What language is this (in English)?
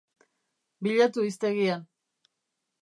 Basque